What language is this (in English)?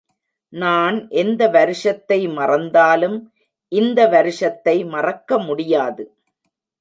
Tamil